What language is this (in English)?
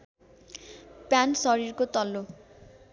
Nepali